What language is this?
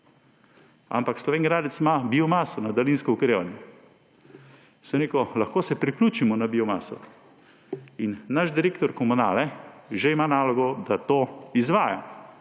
Slovenian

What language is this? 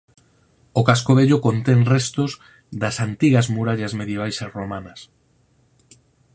Galician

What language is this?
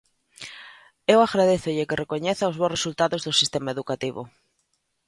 Galician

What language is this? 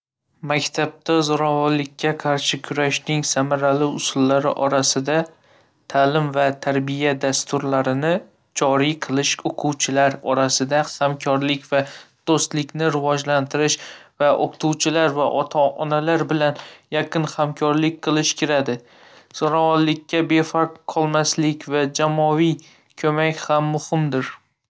Uzbek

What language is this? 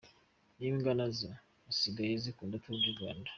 Kinyarwanda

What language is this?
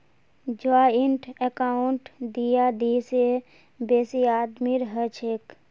Magahi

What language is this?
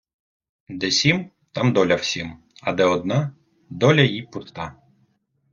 Ukrainian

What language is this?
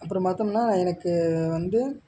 Tamil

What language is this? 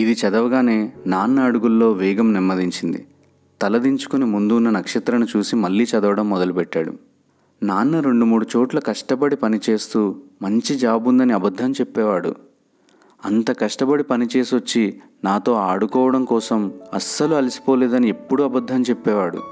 Telugu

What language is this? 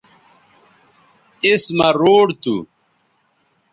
Bateri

